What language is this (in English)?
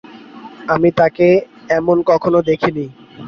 Bangla